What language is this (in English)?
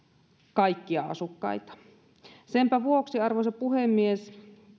Finnish